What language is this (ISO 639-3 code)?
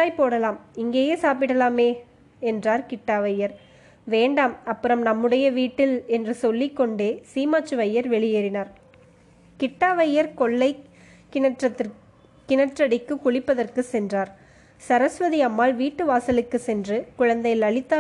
tam